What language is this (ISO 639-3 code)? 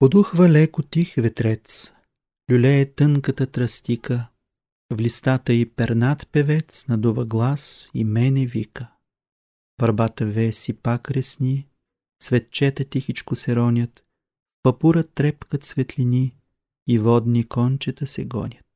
bul